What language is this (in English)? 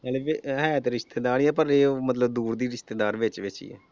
Punjabi